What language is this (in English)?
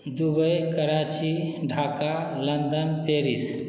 Maithili